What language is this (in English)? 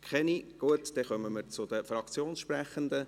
Swiss German